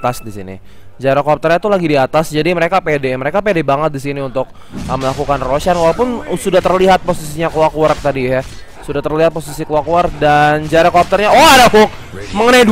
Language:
Indonesian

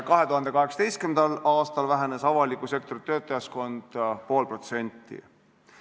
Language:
Estonian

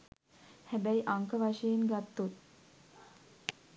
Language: Sinhala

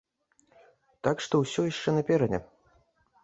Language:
Belarusian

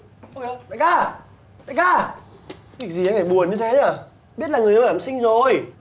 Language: Vietnamese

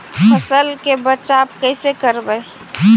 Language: Magahi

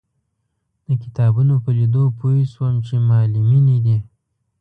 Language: Pashto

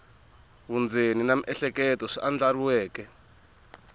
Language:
Tsonga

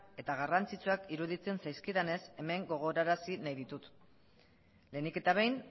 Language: Basque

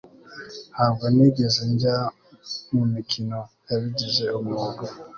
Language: Kinyarwanda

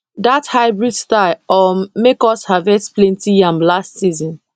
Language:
Nigerian Pidgin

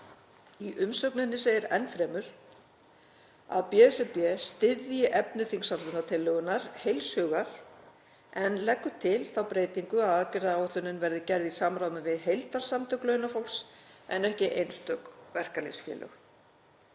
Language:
Icelandic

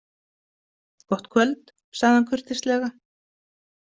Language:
Icelandic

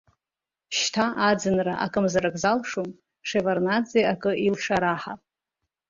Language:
Abkhazian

